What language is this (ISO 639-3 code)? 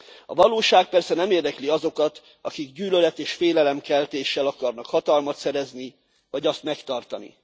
hun